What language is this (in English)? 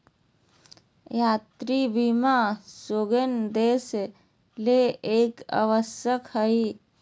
Magahi